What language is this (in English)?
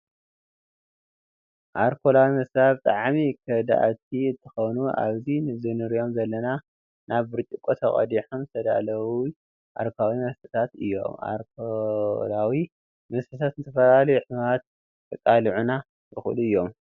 Tigrinya